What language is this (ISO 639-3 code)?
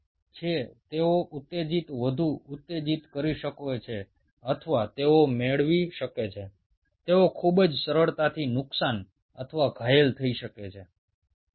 ben